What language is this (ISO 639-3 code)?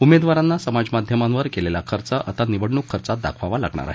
mar